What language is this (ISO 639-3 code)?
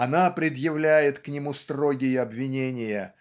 rus